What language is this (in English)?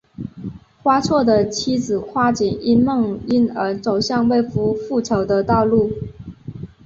Chinese